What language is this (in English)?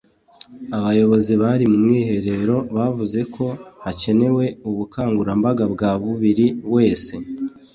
Kinyarwanda